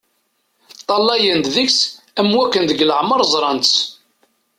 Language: Kabyle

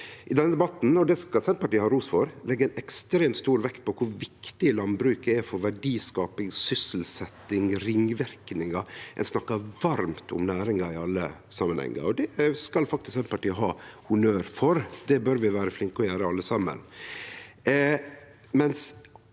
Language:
Norwegian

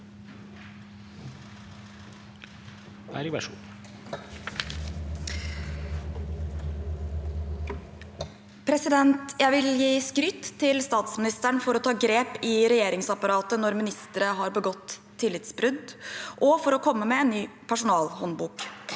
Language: Norwegian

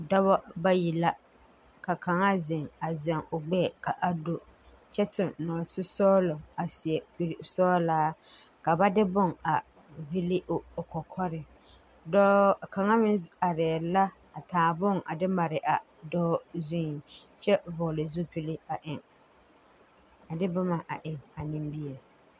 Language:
Southern Dagaare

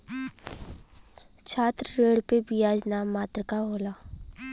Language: Bhojpuri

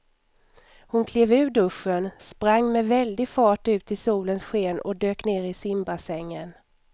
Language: Swedish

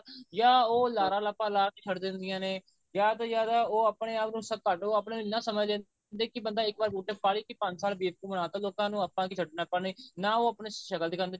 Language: Punjabi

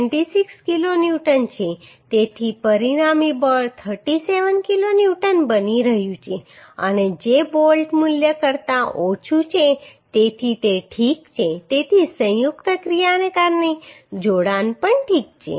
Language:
Gujarati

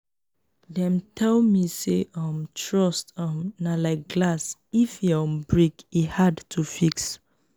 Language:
Nigerian Pidgin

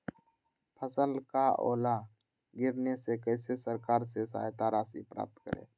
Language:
Magahi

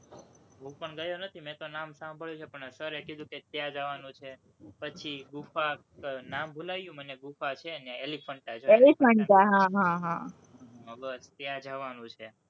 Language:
Gujarati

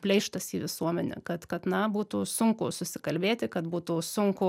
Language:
Lithuanian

